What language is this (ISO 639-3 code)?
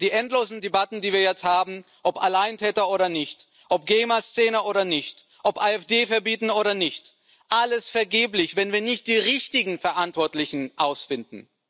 deu